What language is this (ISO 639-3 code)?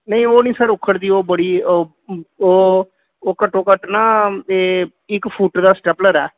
pan